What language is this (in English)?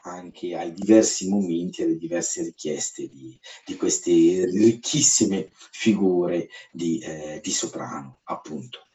Italian